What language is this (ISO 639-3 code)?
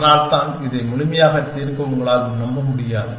tam